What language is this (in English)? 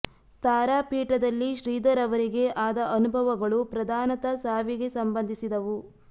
Kannada